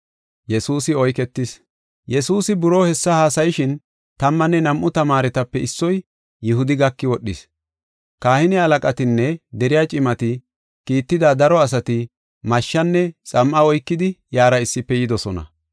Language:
Gofa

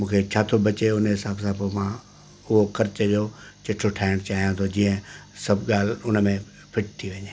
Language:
Sindhi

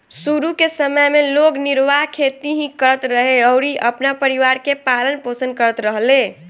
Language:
Bhojpuri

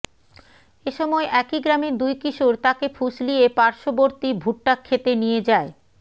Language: Bangla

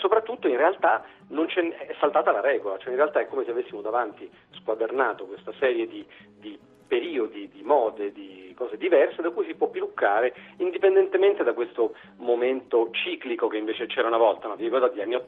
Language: Italian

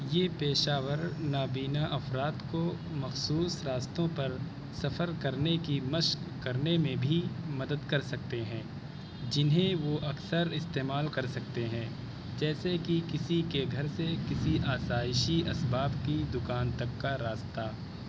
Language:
Urdu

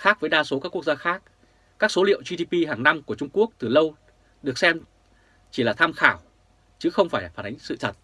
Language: Vietnamese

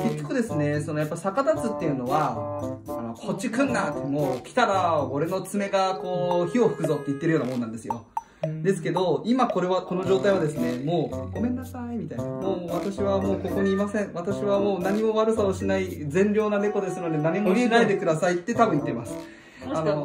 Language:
Japanese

